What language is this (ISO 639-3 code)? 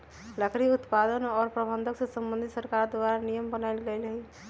mag